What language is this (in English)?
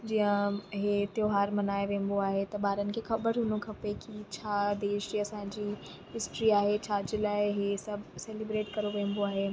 Sindhi